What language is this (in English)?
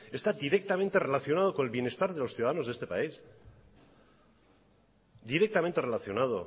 Spanish